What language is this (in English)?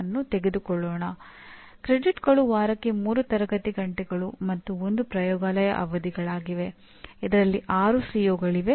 Kannada